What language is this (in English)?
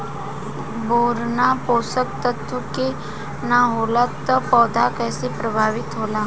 Bhojpuri